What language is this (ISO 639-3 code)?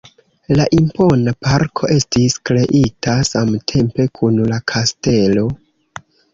epo